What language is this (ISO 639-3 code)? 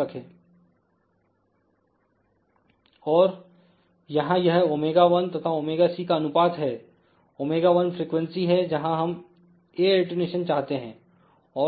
hin